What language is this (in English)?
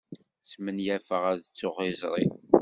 Kabyle